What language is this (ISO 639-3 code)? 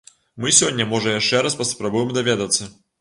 bel